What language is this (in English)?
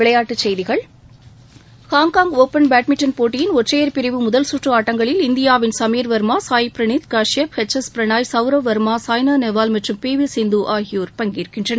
Tamil